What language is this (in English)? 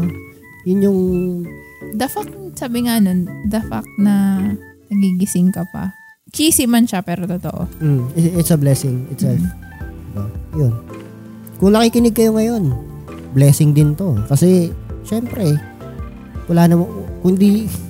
Filipino